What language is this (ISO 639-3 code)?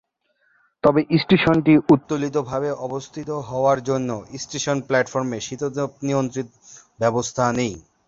ben